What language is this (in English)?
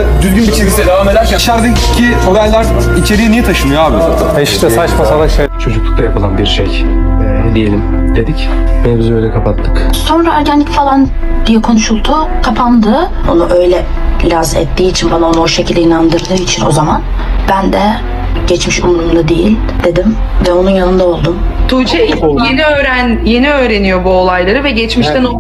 Turkish